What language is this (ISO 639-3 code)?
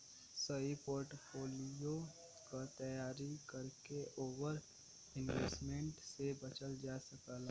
bho